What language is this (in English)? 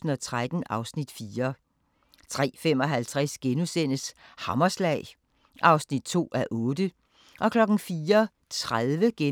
Danish